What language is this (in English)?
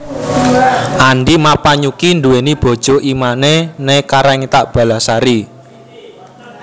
Javanese